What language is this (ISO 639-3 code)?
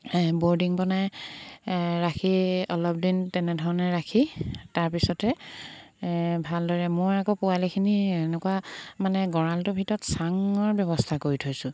asm